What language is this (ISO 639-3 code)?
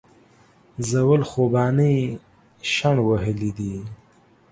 pus